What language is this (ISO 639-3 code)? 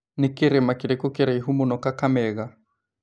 kik